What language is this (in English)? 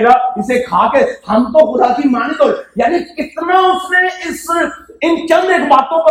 Urdu